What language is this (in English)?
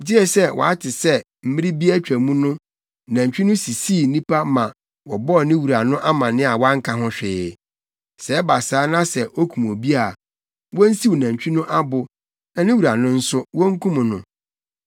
Akan